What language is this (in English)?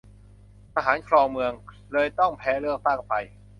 Thai